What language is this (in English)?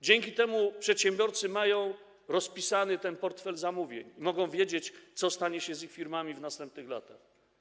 Polish